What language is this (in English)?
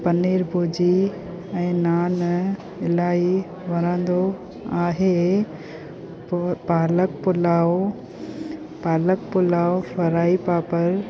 Sindhi